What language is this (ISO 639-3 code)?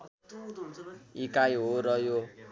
nep